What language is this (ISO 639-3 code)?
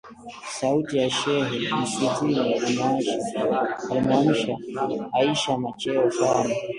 swa